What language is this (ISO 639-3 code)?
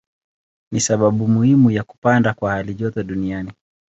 swa